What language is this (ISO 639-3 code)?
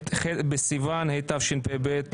heb